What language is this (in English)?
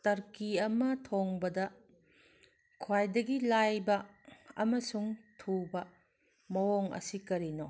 Manipuri